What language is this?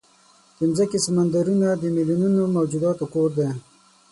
Pashto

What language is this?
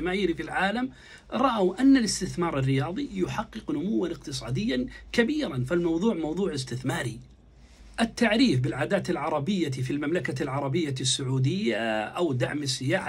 Arabic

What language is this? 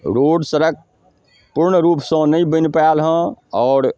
Maithili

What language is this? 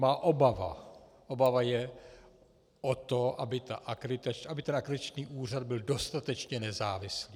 Czech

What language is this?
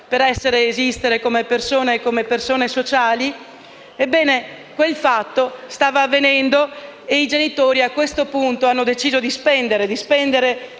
Italian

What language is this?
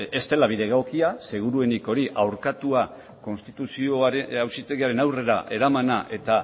Basque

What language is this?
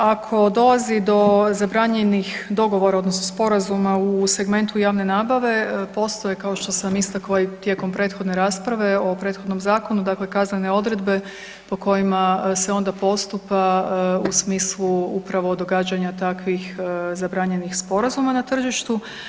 Croatian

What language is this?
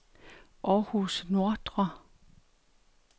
Danish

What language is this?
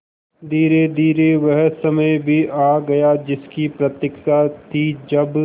Hindi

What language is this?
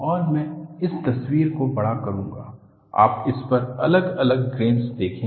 Hindi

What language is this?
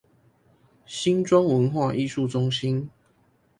Chinese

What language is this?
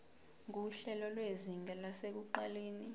Zulu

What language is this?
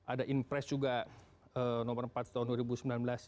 Indonesian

